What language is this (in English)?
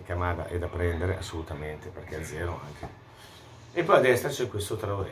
Italian